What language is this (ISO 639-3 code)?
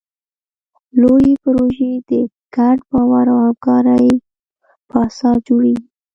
pus